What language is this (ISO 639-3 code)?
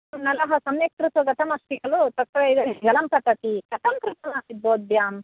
san